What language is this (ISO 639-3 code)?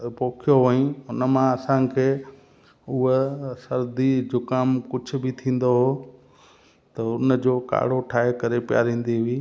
snd